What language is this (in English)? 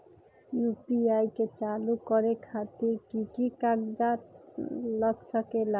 Magahi